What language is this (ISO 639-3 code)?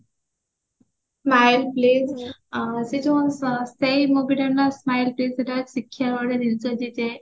ori